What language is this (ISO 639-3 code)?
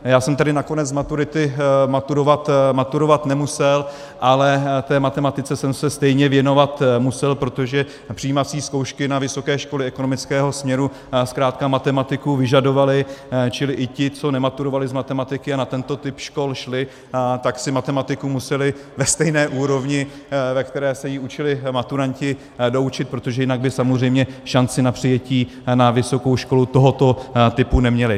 ces